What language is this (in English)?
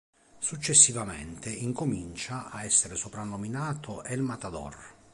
Italian